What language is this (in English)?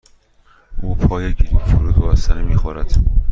Persian